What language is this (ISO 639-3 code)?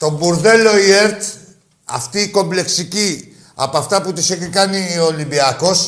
ell